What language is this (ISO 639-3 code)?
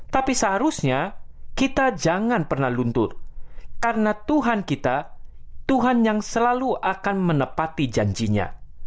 ind